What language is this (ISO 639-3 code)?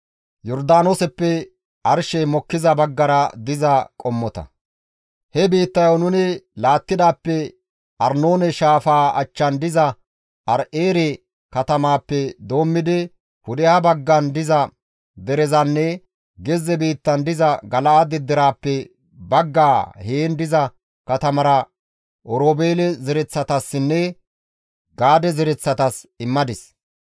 gmv